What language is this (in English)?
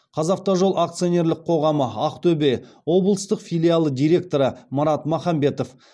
Kazakh